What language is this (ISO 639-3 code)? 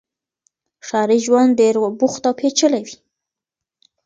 pus